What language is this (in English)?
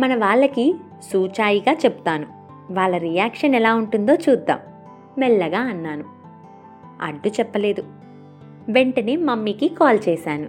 Telugu